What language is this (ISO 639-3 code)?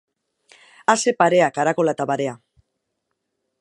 eus